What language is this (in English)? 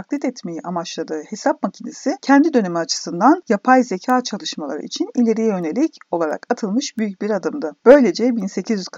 Turkish